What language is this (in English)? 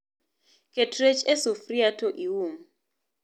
Luo (Kenya and Tanzania)